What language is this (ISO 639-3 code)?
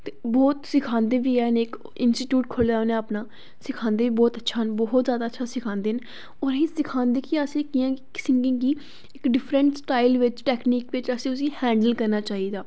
doi